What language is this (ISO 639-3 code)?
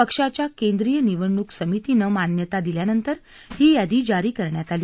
mar